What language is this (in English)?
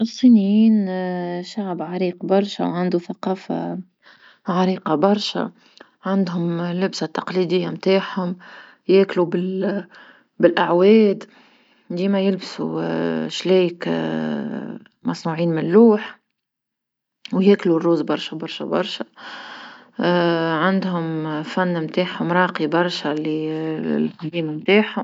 Tunisian Arabic